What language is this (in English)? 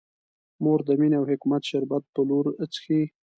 Pashto